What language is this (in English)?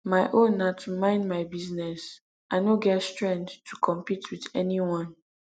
Nigerian Pidgin